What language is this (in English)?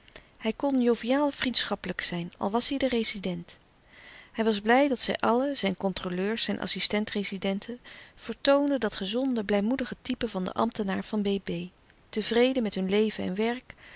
Dutch